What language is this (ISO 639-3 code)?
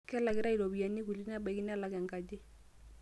mas